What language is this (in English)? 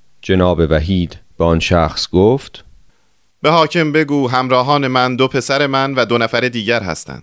Persian